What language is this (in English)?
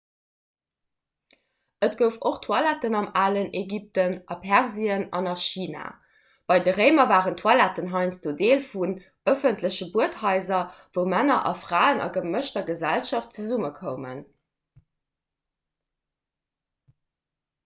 Luxembourgish